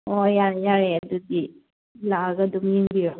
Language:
Manipuri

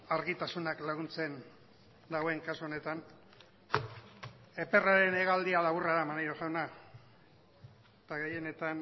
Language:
Basque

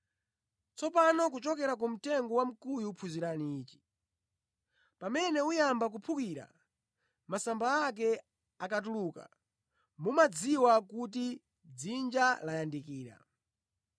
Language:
Nyanja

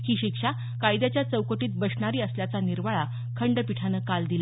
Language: Marathi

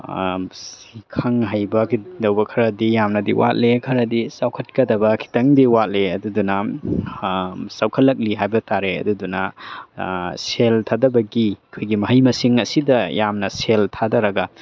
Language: Manipuri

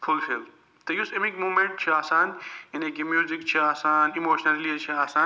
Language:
Kashmiri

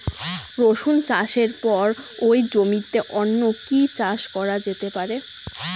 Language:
Bangla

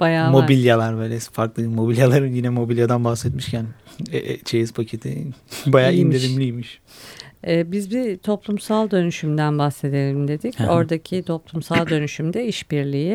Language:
Turkish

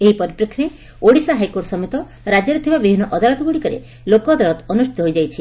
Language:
Odia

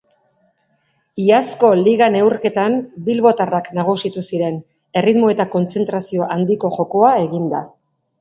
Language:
Basque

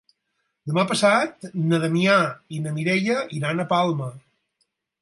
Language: Catalan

